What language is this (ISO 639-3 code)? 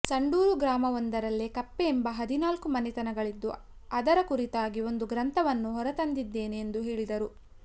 kan